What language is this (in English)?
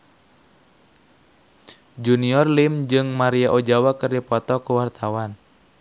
Sundanese